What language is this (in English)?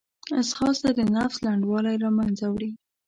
Pashto